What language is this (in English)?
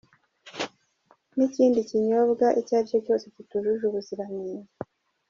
Kinyarwanda